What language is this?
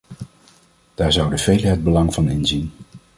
Dutch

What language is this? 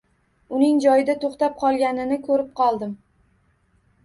Uzbek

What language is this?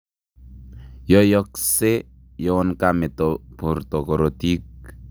Kalenjin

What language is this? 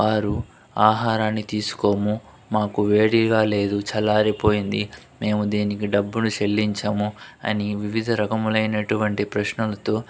Telugu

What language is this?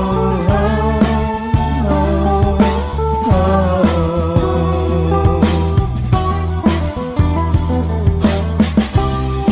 Indonesian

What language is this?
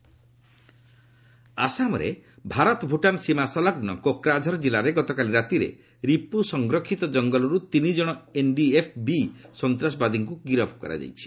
Odia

